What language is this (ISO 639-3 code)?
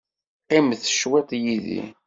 kab